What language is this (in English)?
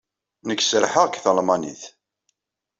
Kabyle